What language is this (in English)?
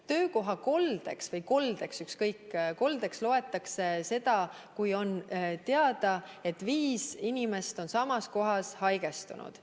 Estonian